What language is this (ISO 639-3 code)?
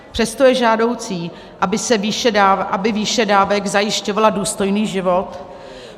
ces